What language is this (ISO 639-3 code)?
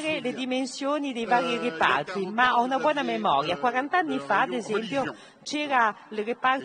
ita